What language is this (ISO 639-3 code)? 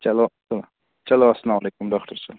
kas